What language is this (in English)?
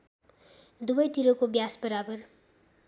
Nepali